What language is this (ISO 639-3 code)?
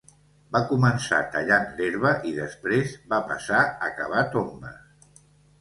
cat